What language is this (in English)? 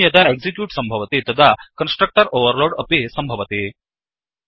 Sanskrit